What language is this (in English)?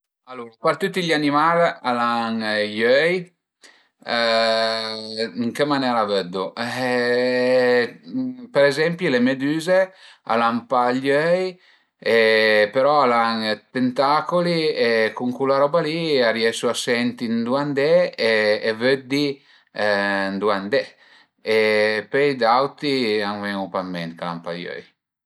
Piedmontese